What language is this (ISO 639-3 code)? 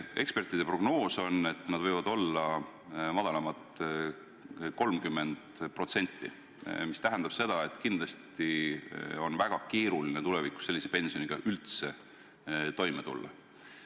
est